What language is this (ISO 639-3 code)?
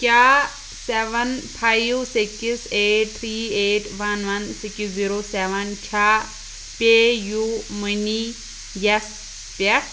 kas